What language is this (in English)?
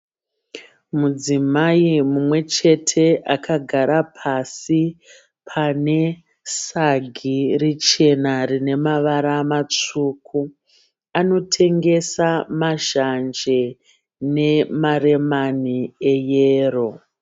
Shona